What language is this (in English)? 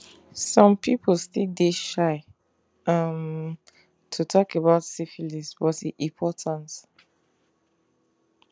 Nigerian Pidgin